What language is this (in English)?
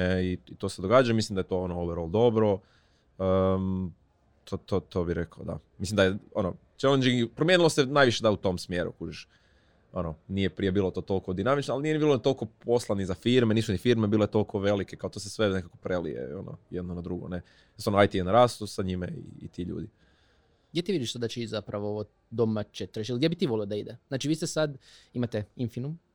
Croatian